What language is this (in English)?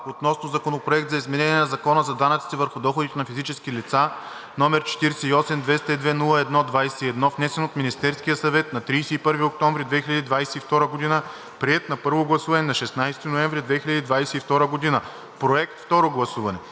Bulgarian